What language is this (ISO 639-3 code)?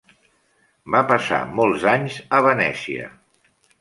cat